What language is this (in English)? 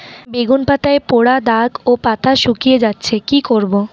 Bangla